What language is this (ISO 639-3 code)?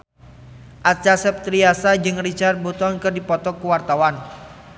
sun